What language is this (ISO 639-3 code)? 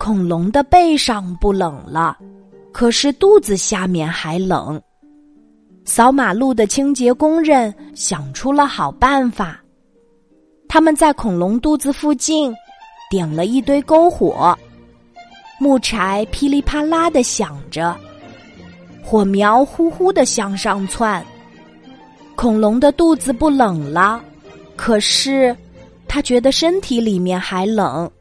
zho